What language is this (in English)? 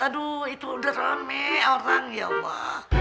Indonesian